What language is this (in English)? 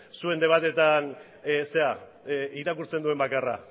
Basque